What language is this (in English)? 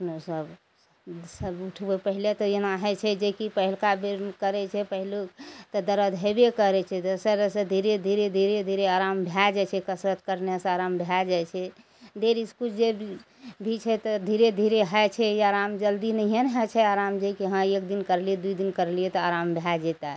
Maithili